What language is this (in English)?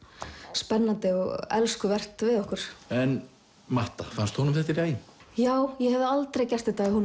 Icelandic